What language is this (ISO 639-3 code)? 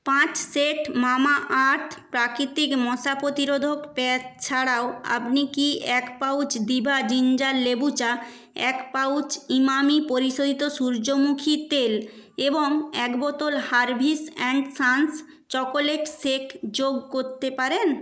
ben